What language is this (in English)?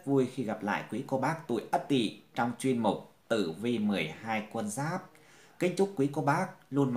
Vietnamese